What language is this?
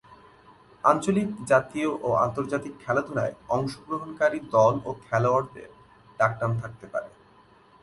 Bangla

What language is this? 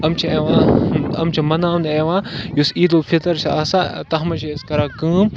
Kashmiri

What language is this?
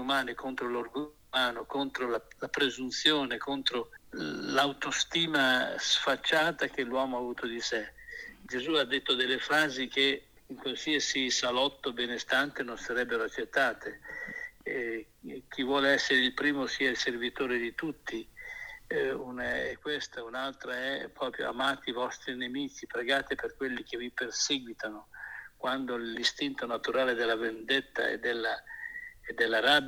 Italian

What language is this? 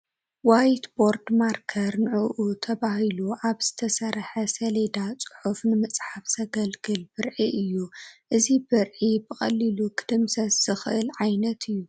Tigrinya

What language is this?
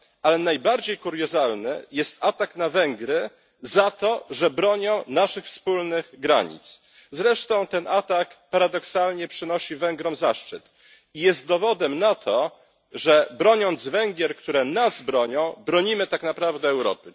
Polish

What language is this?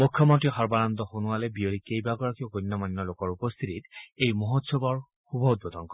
Assamese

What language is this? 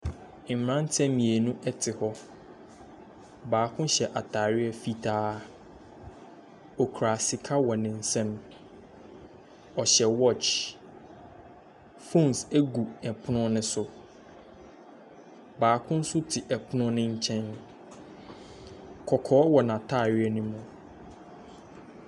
Akan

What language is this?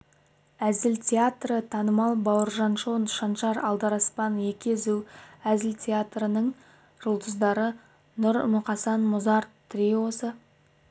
Kazakh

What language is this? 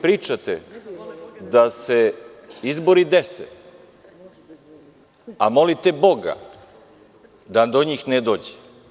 Serbian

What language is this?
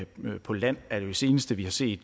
Danish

